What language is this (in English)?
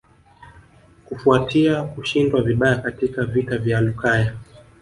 Swahili